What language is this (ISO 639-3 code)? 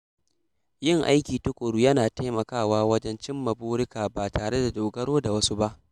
hau